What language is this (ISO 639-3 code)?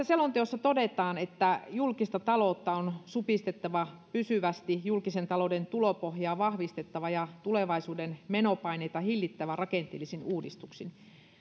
fin